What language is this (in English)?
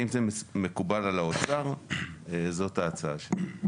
Hebrew